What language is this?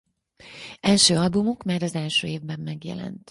Hungarian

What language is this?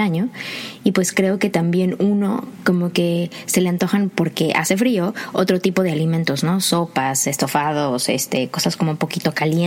Spanish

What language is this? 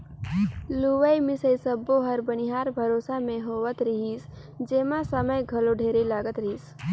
Chhattisgarhi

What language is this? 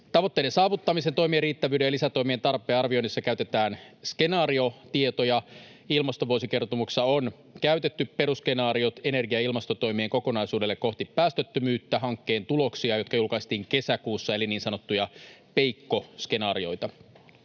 Finnish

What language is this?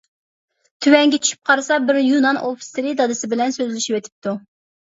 Uyghur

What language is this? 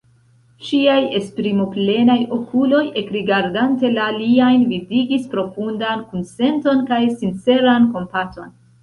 Esperanto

